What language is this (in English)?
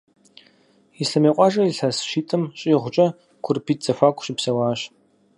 Kabardian